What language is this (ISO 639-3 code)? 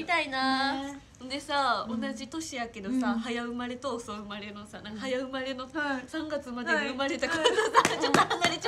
jpn